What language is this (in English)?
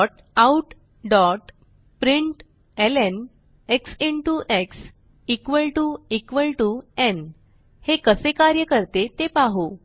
Marathi